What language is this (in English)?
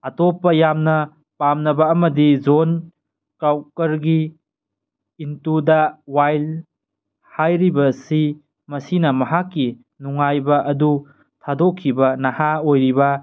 Manipuri